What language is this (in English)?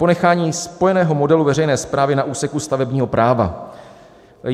Czech